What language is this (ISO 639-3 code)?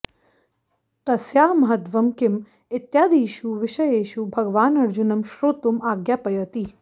san